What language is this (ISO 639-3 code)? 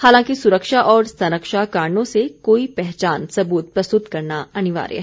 hin